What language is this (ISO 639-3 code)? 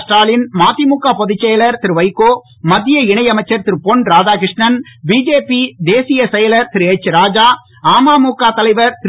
tam